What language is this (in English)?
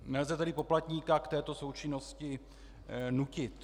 Czech